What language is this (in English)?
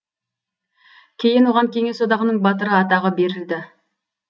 Kazakh